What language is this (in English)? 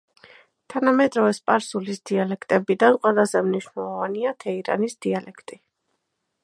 Georgian